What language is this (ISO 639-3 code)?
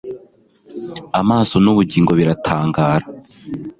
kin